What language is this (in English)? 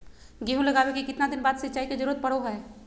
Magahi